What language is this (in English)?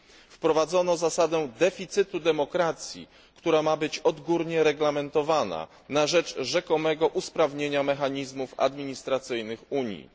Polish